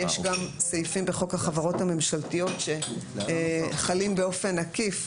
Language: Hebrew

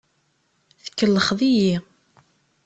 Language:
Kabyle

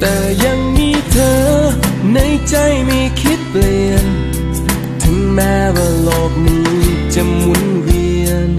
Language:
Thai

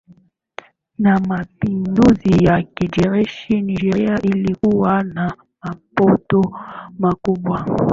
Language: Swahili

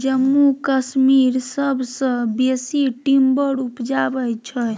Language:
Maithili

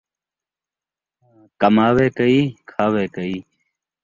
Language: Saraiki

